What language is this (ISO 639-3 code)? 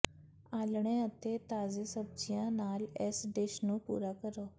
pan